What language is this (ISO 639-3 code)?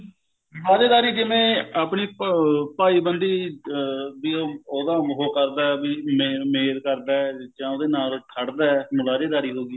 pan